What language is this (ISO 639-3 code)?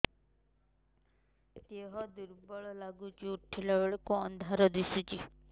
ori